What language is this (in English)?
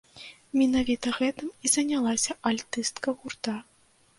Belarusian